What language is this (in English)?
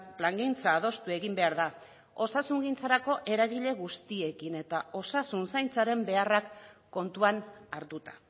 Basque